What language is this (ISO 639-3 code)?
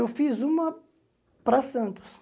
por